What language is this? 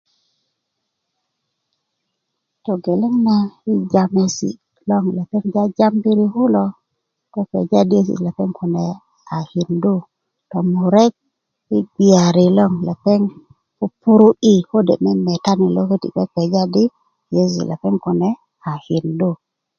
Kuku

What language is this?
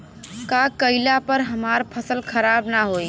Bhojpuri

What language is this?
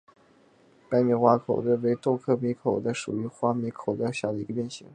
Chinese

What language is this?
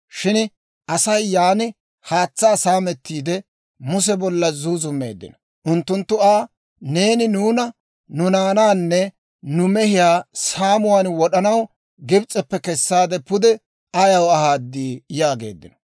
Dawro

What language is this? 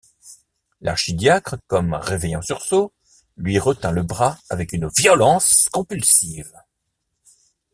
French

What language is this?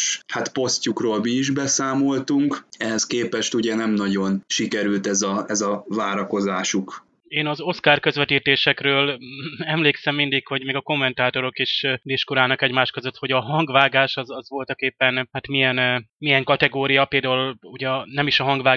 Hungarian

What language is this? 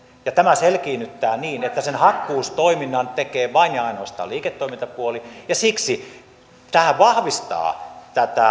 Finnish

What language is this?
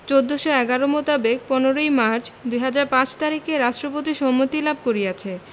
Bangla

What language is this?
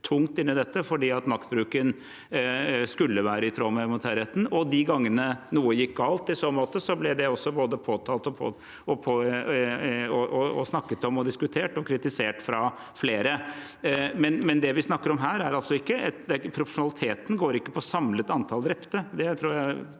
Norwegian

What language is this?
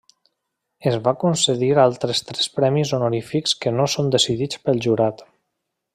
Catalan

